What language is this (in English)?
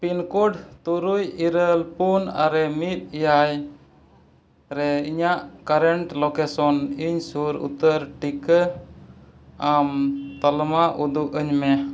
Santali